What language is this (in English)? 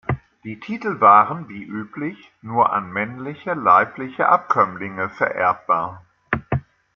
German